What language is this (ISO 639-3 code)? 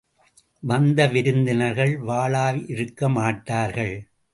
tam